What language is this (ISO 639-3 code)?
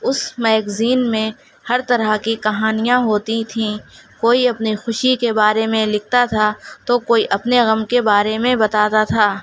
urd